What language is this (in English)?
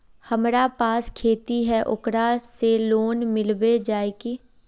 Magahi